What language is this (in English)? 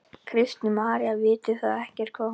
Icelandic